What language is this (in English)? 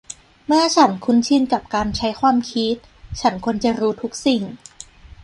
Thai